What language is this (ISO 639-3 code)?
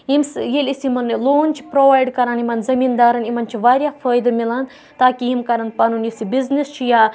kas